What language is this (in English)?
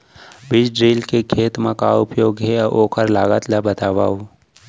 Chhattisgarhi